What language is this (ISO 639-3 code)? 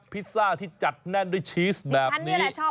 tha